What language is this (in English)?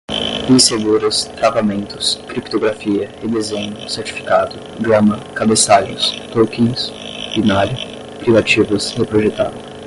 Portuguese